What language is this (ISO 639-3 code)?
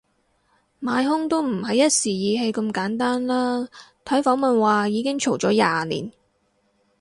yue